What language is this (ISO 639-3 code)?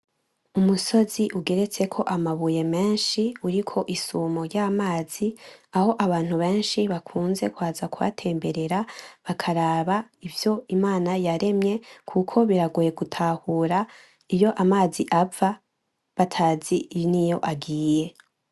run